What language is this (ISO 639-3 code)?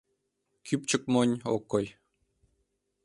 chm